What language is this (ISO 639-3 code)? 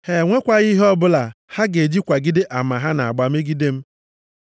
ibo